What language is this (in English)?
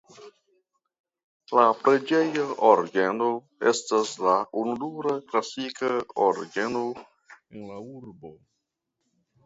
Esperanto